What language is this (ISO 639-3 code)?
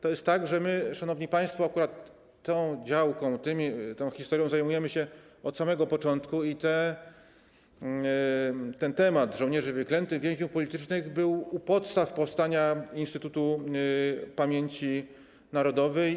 pol